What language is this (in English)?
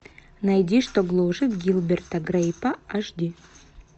Russian